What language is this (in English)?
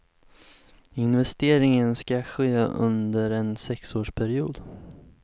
Swedish